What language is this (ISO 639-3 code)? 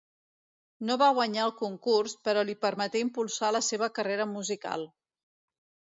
cat